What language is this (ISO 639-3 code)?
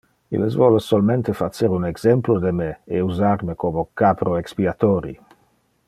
ina